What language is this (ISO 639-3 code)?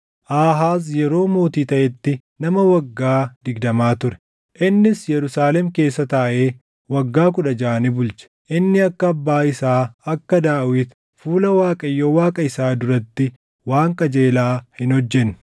orm